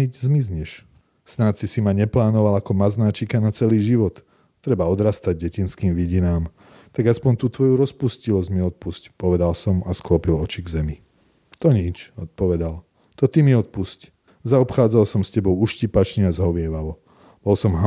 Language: Slovak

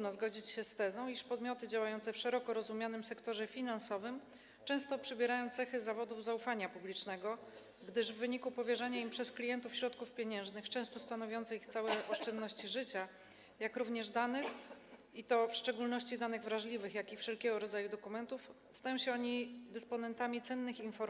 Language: Polish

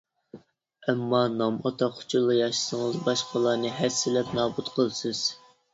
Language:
Uyghur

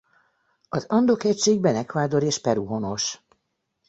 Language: Hungarian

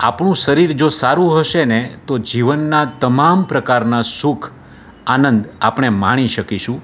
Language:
Gujarati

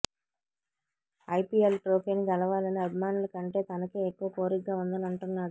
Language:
Telugu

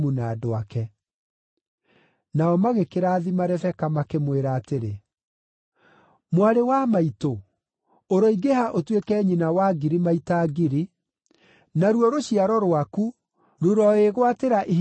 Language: Kikuyu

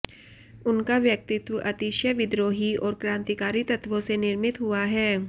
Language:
Hindi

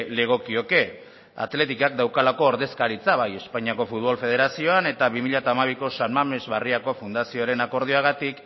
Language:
Basque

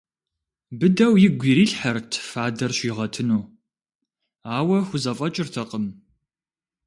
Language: Kabardian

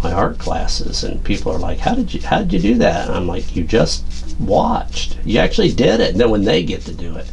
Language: English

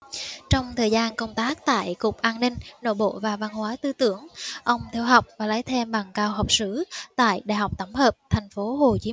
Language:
Vietnamese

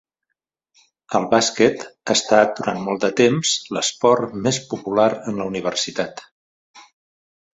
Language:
Catalan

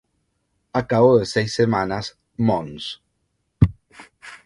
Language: Spanish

